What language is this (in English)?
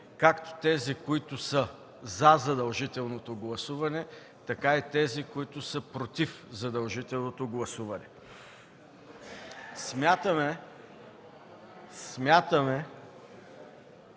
Bulgarian